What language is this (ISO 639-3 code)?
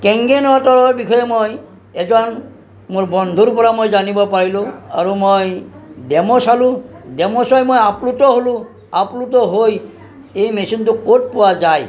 asm